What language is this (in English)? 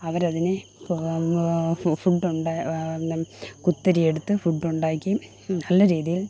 Malayalam